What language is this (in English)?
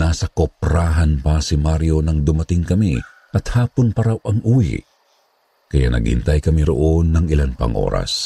Filipino